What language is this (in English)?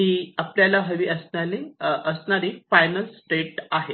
Marathi